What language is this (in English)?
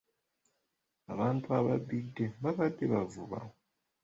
Ganda